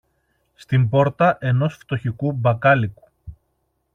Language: Greek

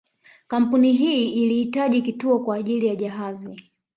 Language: Swahili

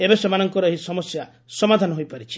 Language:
Odia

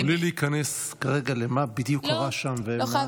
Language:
Hebrew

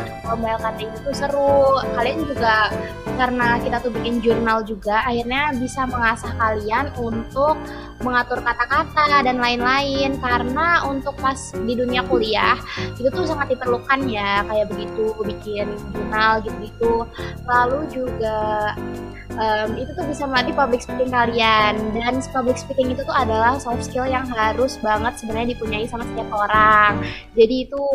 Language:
Indonesian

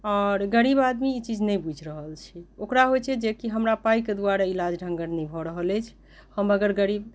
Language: Maithili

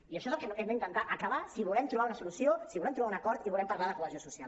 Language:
Catalan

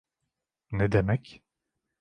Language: Turkish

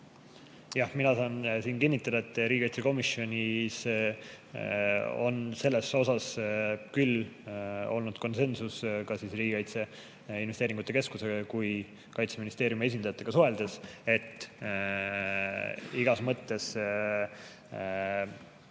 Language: Estonian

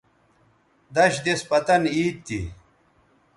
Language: Bateri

